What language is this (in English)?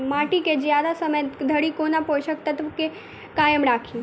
Maithili